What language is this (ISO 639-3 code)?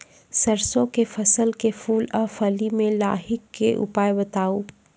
mai